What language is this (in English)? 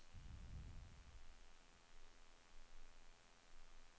Swedish